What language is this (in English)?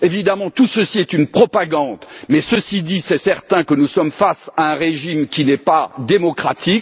French